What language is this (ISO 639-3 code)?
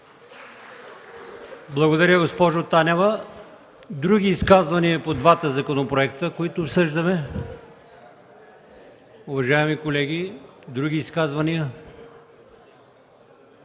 bul